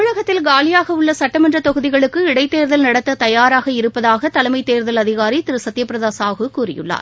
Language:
Tamil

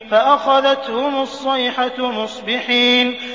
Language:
Arabic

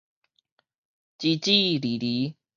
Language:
Min Nan Chinese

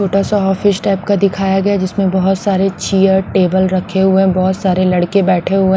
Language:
Hindi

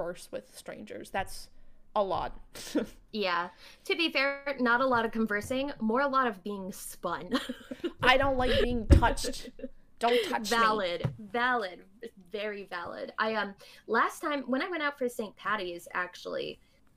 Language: English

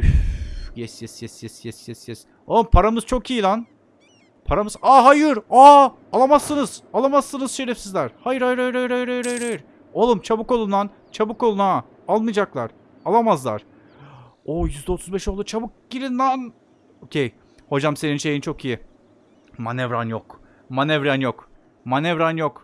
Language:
Turkish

